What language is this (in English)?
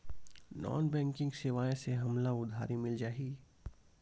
Chhattisgarhi